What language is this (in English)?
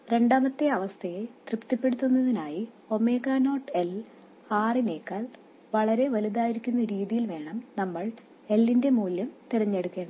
Malayalam